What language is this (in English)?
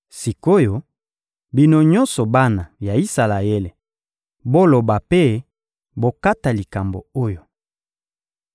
Lingala